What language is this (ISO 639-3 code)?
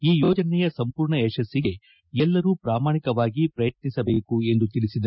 kan